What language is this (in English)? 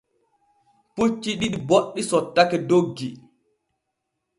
Borgu Fulfulde